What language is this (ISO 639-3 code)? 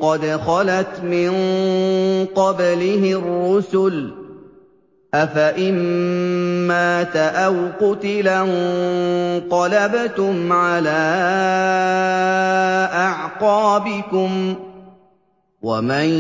ara